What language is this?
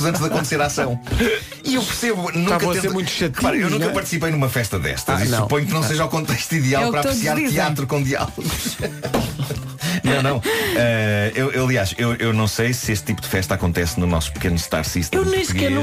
Portuguese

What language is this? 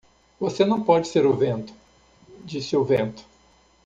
Portuguese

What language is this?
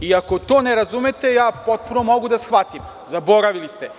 Serbian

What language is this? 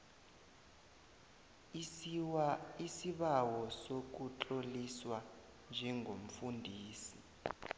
South Ndebele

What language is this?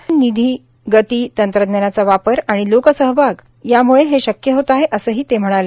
Marathi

